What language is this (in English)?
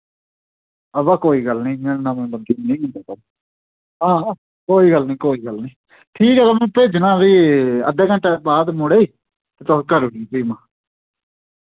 Dogri